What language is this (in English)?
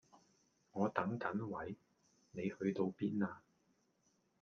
Cantonese